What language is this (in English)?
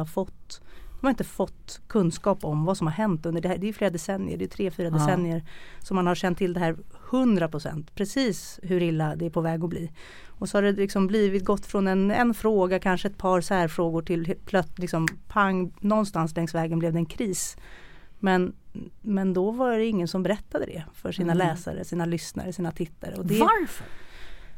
Swedish